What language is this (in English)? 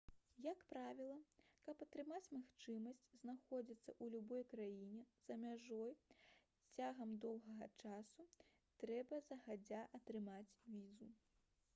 Belarusian